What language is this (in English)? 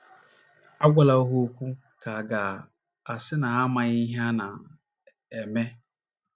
Igbo